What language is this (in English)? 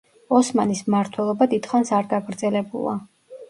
Georgian